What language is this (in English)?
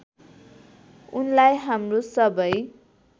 Nepali